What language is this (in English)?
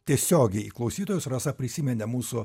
Lithuanian